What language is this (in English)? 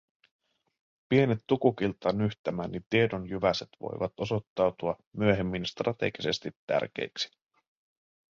Finnish